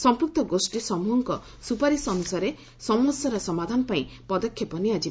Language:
Odia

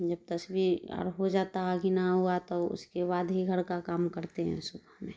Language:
Urdu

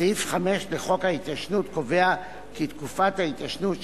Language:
Hebrew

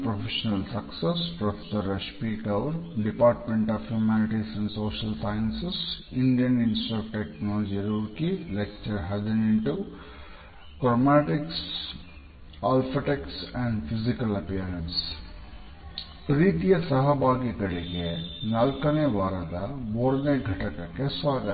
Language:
Kannada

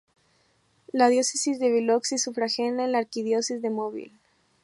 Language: Spanish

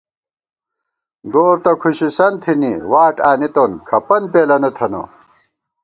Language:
Gawar-Bati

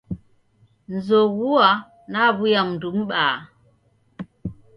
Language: Taita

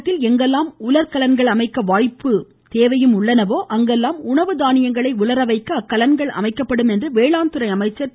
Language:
Tamil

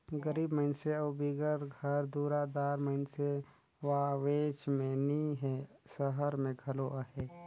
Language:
Chhattisgarhi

